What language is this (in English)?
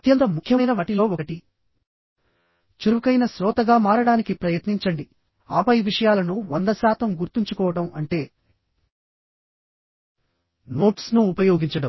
Telugu